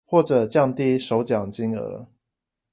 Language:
Chinese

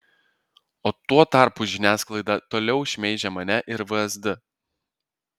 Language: Lithuanian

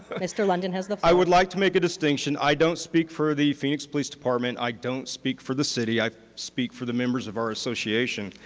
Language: English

